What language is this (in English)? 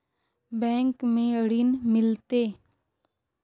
Magahi